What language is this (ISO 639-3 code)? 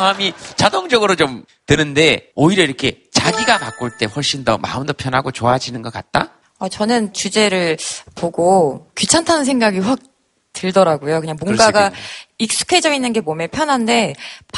kor